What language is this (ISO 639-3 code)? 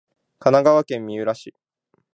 jpn